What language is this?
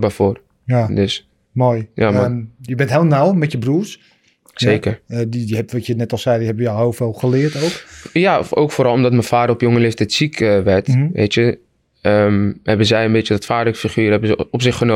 Dutch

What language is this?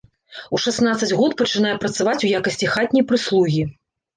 Belarusian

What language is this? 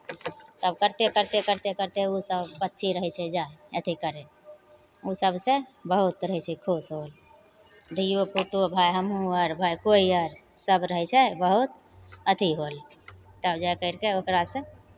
Maithili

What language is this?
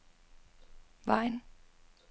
Danish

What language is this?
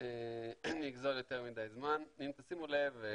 Hebrew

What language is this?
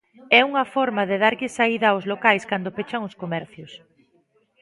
Galician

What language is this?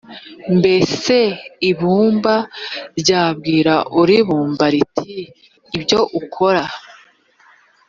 Kinyarwanda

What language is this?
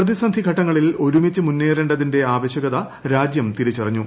Malayalam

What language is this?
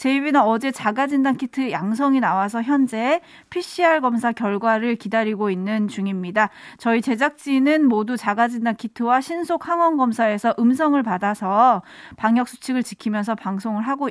Korean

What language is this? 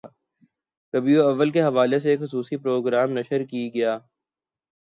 Urdu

